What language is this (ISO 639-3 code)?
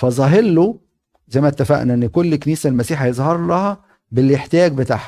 ara